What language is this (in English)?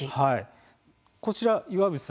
Japanese